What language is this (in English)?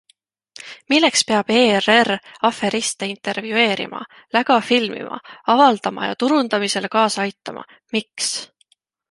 Estonian